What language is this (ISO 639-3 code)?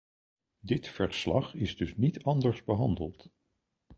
nld